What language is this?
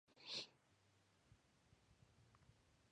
Spanish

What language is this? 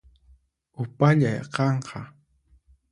Puno Quechua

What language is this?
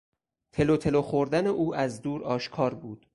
Persian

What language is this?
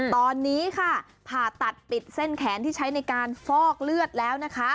Thai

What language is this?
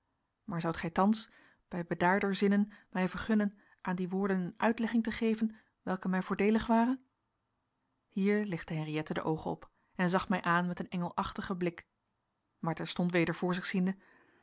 Dutch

